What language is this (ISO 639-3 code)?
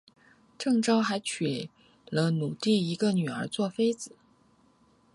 zho